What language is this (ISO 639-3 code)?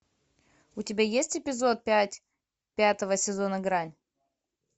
rus